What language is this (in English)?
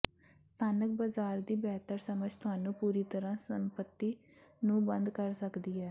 Punjabi